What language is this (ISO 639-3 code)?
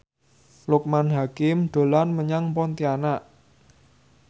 jav